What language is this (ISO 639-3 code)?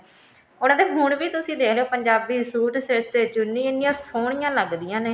pan